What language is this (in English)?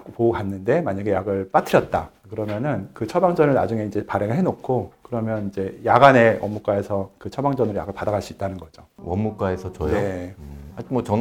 Korean